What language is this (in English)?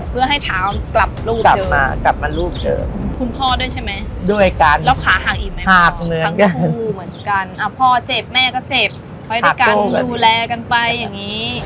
Thai